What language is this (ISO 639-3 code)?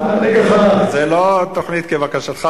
heb